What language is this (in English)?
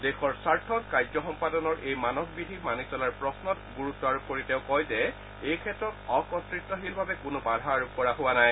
Assamese